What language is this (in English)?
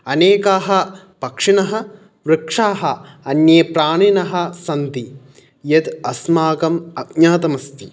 Sanskrit